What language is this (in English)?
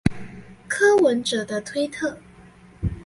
Chinese